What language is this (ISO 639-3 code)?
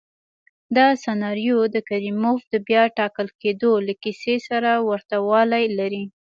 pus